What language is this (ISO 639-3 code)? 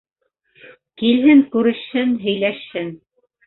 bak